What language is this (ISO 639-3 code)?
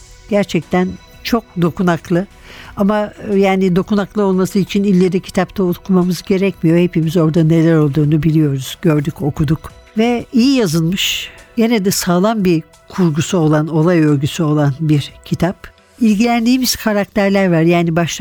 tur